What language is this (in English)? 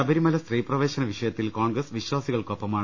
Malayalam